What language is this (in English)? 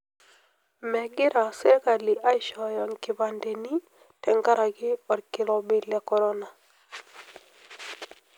Masai